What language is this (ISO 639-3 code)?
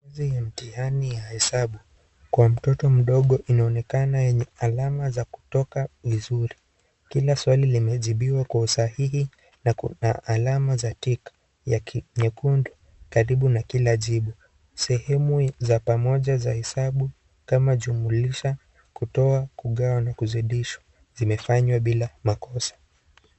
swa